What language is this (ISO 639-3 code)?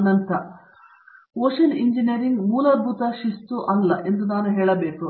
kan